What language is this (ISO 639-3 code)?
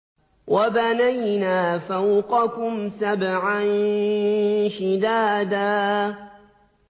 ara